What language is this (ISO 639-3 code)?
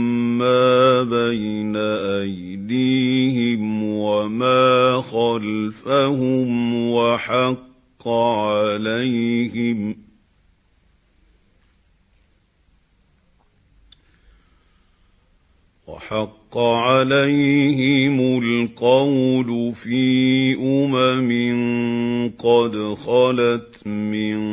ara